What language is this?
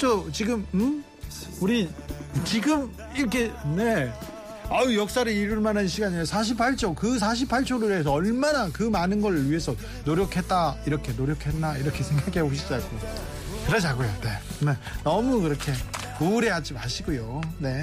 Korean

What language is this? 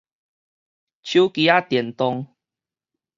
Min Nan Chinese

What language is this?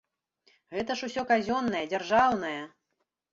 Belarusian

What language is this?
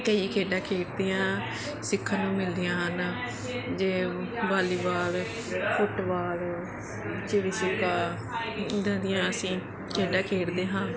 Punjabi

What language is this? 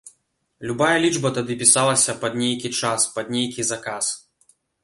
Belarusian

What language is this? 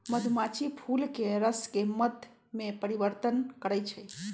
Magahi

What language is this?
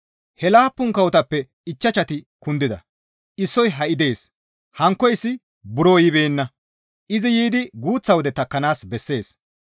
Gamo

